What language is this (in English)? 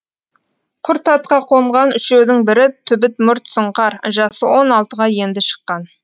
Kazakh